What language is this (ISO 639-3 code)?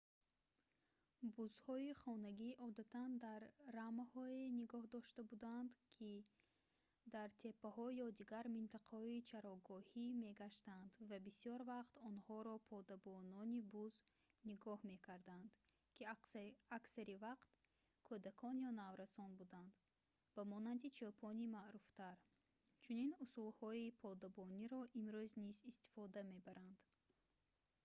tgk